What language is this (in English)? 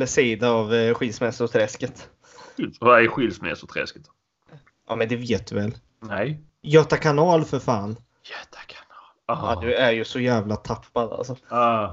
Swedish